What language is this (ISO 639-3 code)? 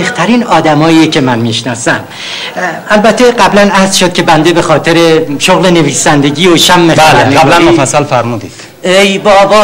fas